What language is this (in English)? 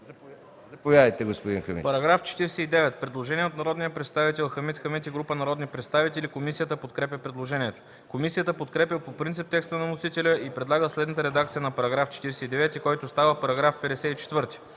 Bulgarian